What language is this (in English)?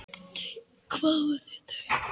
Icelandic